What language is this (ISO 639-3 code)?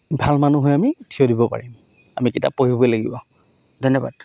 asm